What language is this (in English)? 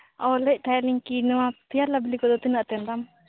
Santali